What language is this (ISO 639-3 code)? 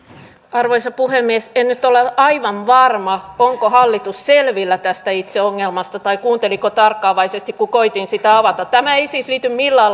fin